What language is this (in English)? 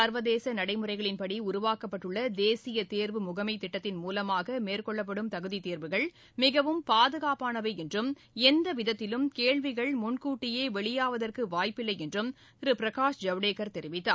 Tamil